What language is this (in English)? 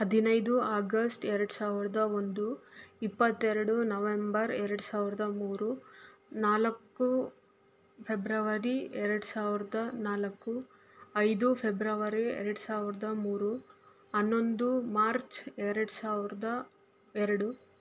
Kannada